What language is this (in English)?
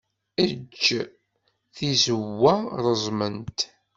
Kabyle